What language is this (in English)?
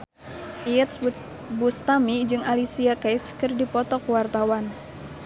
Sundanese